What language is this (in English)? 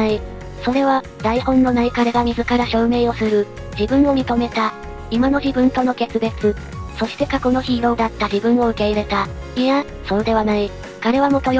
Japanese